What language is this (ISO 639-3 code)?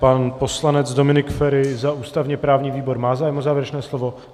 ces